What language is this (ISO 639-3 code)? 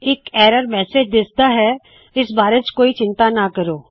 pan